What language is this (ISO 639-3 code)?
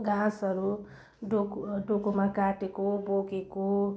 nep